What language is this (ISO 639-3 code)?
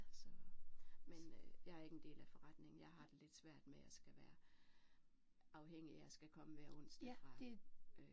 dan